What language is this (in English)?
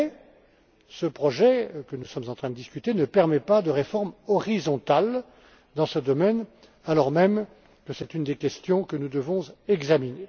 French